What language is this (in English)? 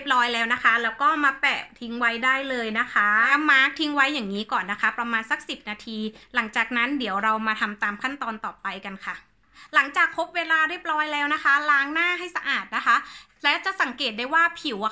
Thai